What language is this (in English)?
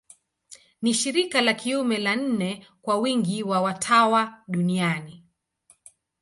Swahili